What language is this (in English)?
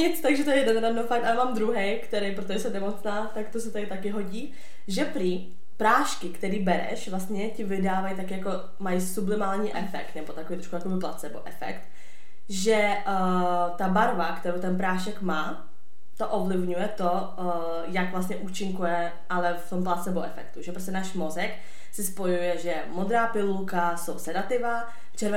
Czech